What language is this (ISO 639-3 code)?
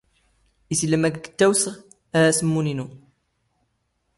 zgh